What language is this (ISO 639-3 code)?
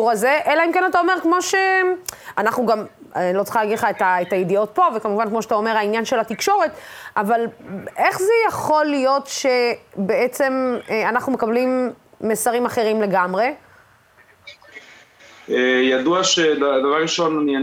heb